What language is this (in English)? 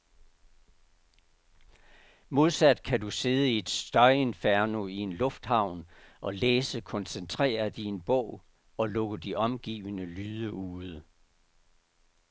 Danish